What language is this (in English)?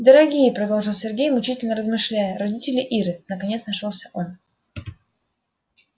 Russian